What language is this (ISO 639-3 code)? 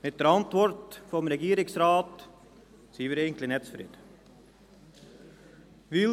gsw